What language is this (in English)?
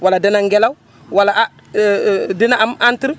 Wolof